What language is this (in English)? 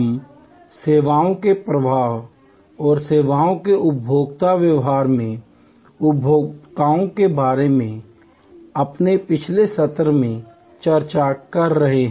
Hindi